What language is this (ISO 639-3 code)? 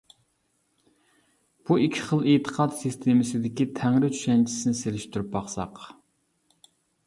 uig